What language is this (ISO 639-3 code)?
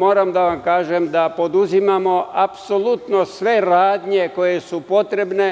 srp